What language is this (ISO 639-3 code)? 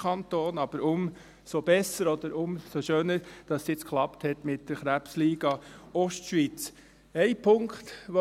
gsw